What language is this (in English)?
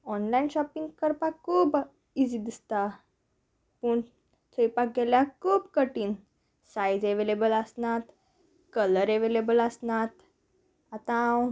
Konkani